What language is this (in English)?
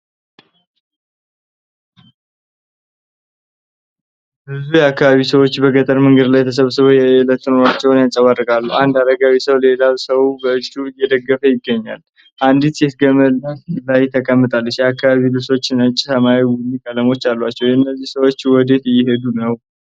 Amharic